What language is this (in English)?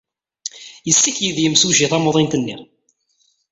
Kabyle